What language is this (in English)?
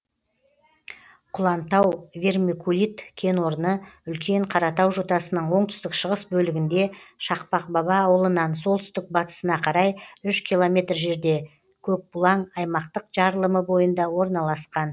Kazakh